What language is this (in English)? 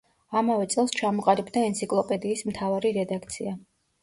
Georgian